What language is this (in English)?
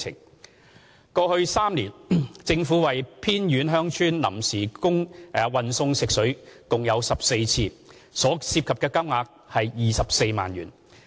Cantonese